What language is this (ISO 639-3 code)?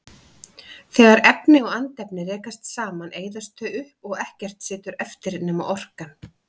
isl